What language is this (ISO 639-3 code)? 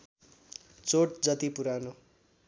nep